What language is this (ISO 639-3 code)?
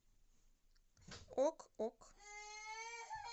rus